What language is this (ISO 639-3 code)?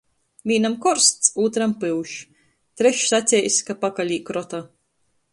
ltg